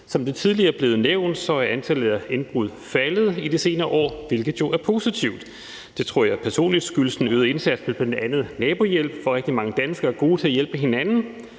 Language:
Danish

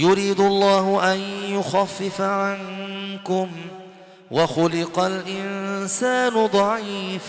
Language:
Arabic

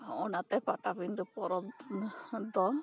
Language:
Santali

